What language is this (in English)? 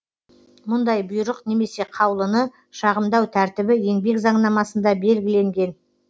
Kazakh